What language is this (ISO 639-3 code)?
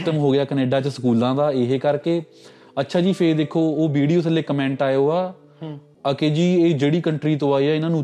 pan